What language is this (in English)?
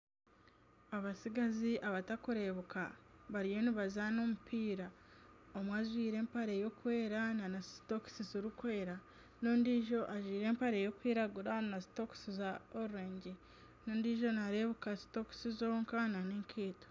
Nyankole